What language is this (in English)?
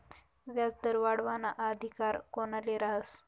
Marathi